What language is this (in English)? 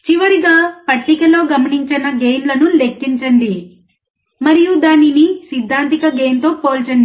Telugu